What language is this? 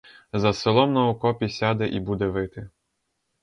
Ukrainian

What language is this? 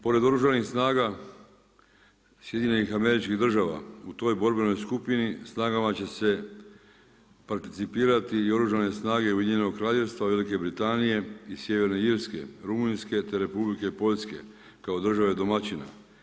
Croatian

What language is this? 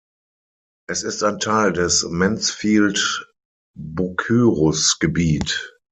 German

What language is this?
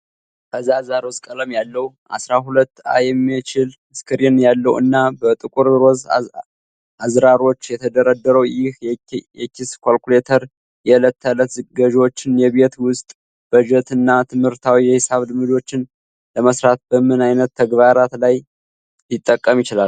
Amharic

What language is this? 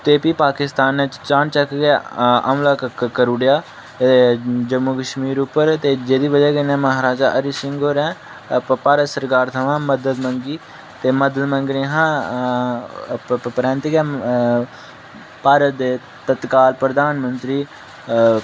Dogri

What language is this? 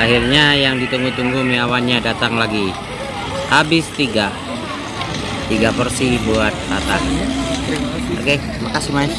Indonesian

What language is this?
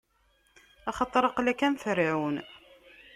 Kabyle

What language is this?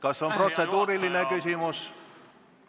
Estonian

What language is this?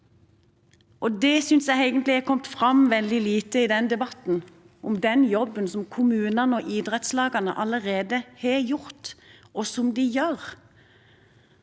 Norwegian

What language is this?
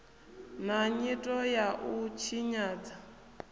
Venda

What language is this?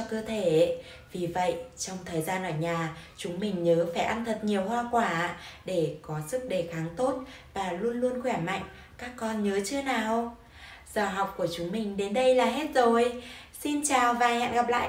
Vietnamese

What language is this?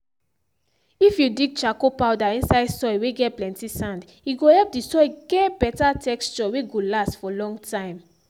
Nigerian Pidgin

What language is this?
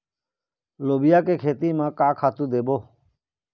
Chhattisgarhi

